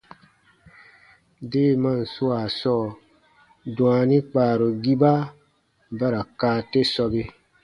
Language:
Baatonum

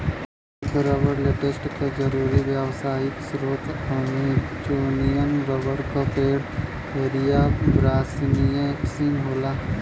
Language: Bhojpuri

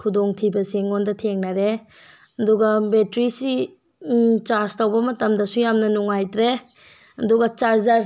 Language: Manipuri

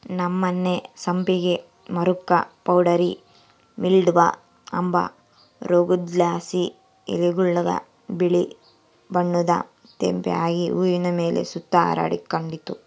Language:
Kannada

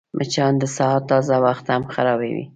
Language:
Pashto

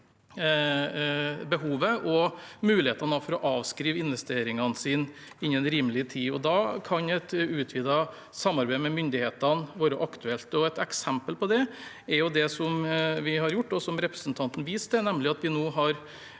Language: Norwegian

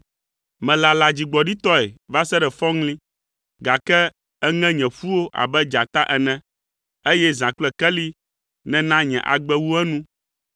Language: Ewe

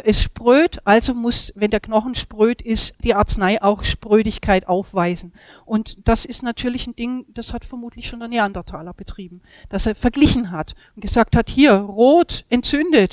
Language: German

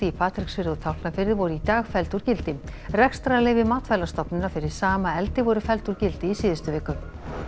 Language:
Icelandic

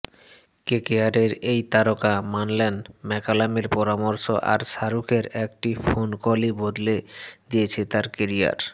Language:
Bangla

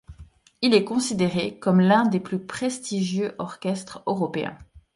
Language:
French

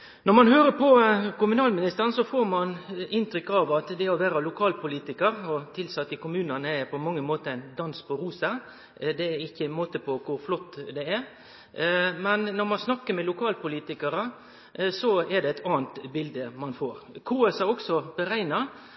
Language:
Norwegian Nynorsk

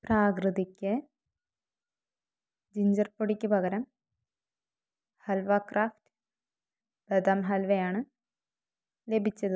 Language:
Malayalam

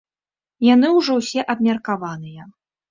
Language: Belarusian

